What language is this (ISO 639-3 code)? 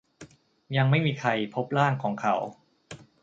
tha